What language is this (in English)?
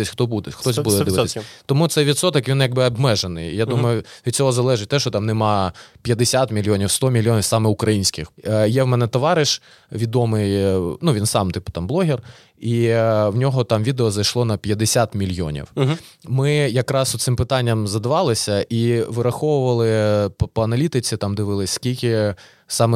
Ukrainian